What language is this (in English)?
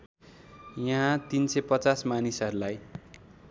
Nepali